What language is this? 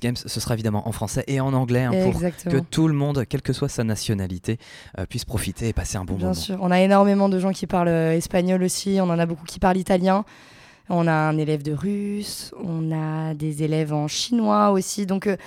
French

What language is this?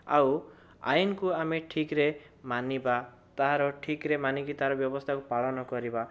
Odia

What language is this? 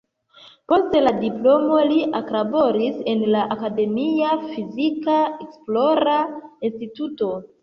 Esperanto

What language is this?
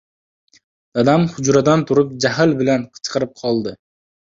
Uzbek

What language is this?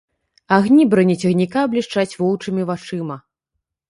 Belarusian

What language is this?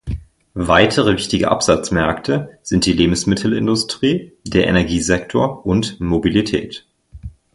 German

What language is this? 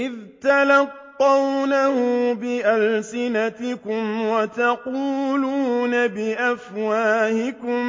Arabic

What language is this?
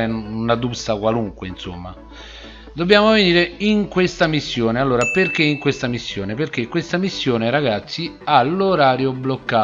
Italian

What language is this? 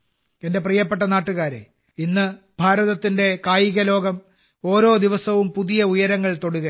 Malayalam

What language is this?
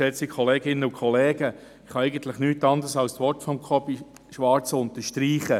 Swiss German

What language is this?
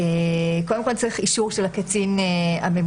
Hebrew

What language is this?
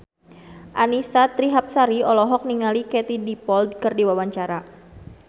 Sundanese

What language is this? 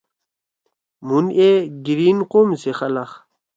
Torwali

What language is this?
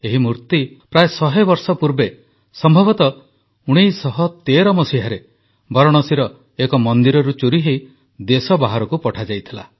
Odia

